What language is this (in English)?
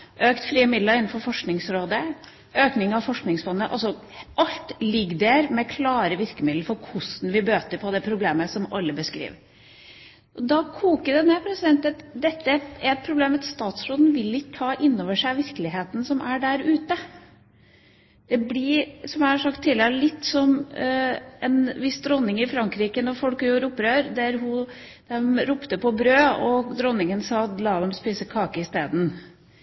Norwegian Bokmål